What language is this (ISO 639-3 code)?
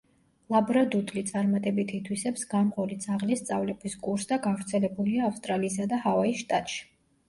kat